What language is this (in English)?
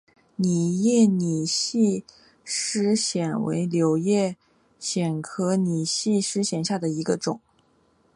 Chinese